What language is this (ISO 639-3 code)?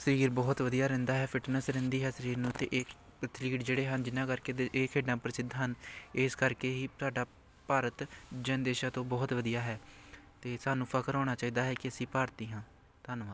pan